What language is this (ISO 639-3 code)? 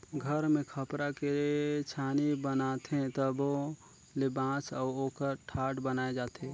hne